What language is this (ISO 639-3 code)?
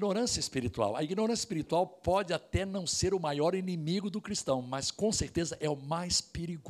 por